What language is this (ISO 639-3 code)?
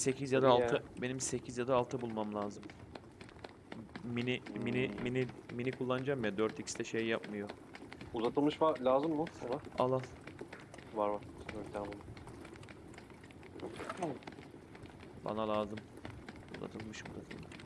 tur